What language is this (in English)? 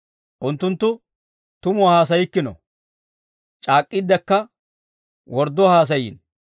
Dawro